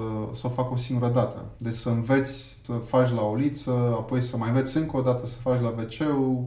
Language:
Romanian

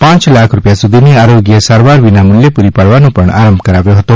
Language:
Gujarati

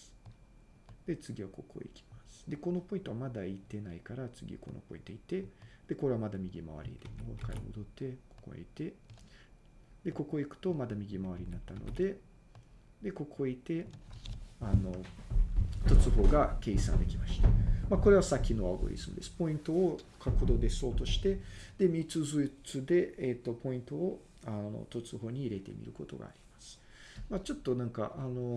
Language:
Japanese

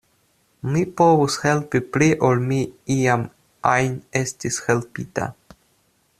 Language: Esperanto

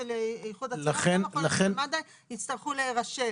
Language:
Hebrew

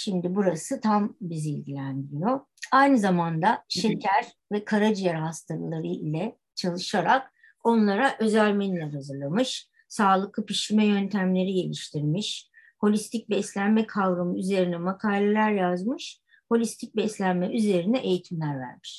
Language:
Turkish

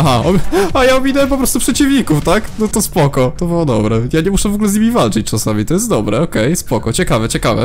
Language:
Polish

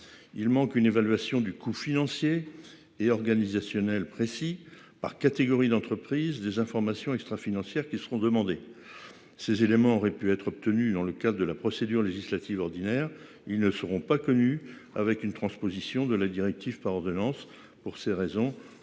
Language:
French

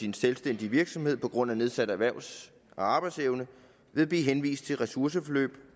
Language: Danish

